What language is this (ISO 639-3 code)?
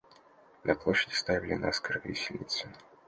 rus